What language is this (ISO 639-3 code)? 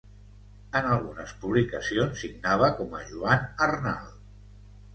cat